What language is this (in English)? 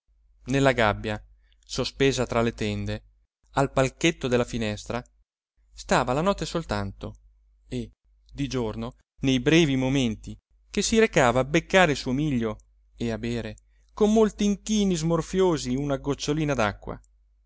Italian